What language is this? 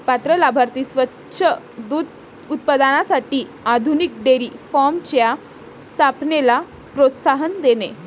Marathi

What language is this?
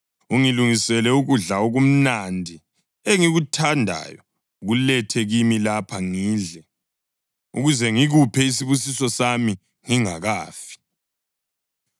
North Ndebele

